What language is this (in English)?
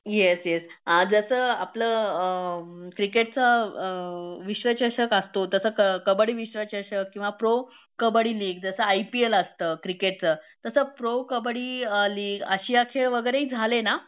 Marathi